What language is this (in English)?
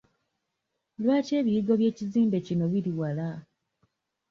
Ganda